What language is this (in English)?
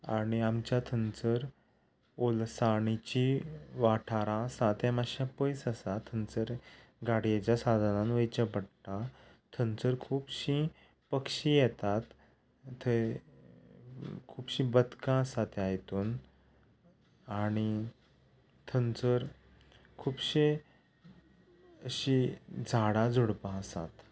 Konkani